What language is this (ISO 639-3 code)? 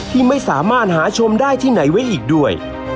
tha